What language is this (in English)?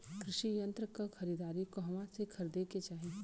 Bhojpuri